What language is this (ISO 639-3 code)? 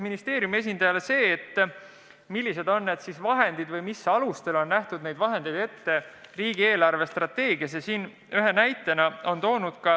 est